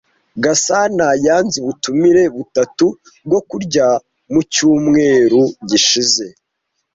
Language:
Kinyarwanda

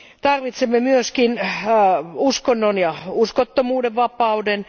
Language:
Finnish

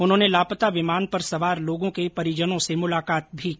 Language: Hindi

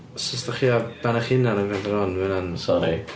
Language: Welsh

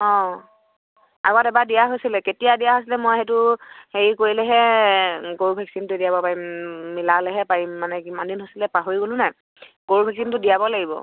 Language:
Assamese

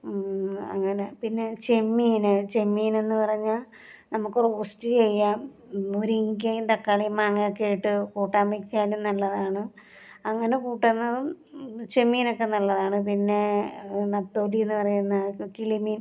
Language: Malayalam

